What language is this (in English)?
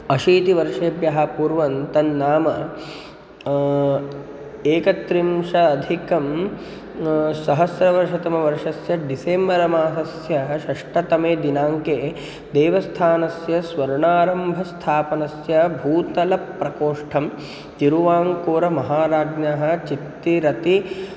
Sanskrit